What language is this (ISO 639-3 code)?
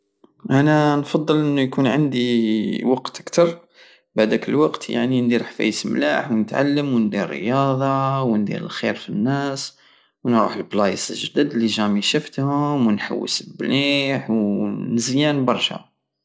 aao